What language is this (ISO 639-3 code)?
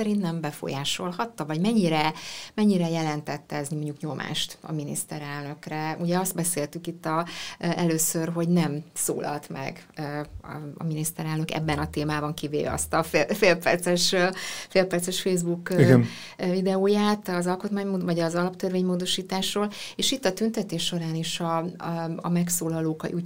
hun